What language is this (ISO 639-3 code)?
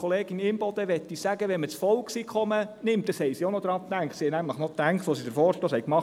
gsw